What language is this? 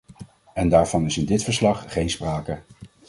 Dutch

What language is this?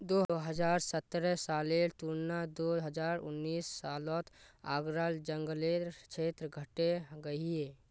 Magahi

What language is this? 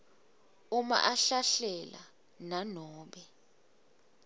Swati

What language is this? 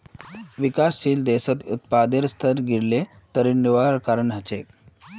Magahi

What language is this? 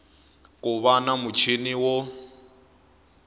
Tsonga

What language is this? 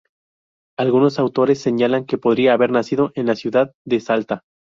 Spanish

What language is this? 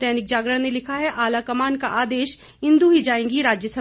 Hindi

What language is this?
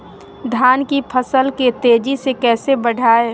Magahi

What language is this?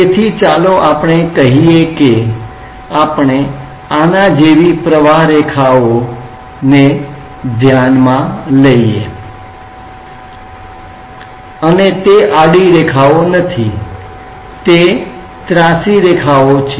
Gujarati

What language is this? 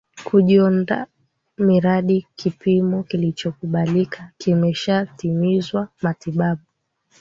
Swahili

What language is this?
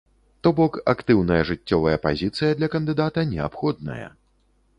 Belarusian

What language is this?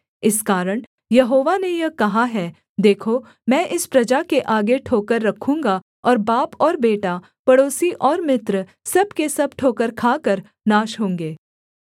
Hindi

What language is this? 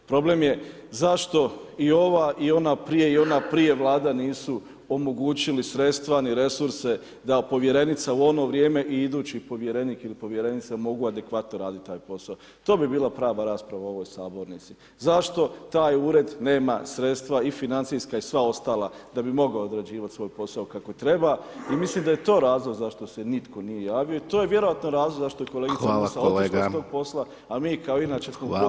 Croatian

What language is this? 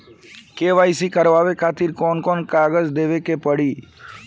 Bhojpuri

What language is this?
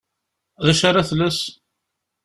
Kabyle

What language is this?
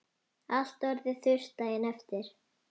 Icelandic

